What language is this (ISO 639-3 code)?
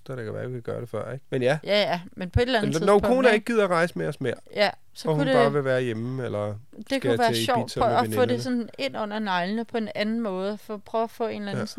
dan